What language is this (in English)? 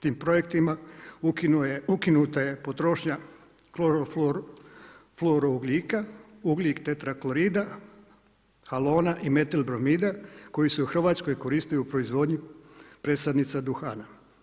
Croatian